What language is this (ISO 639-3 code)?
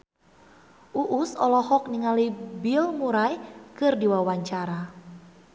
sun